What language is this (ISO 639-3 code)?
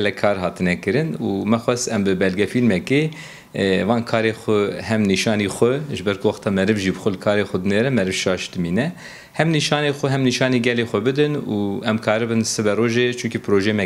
tur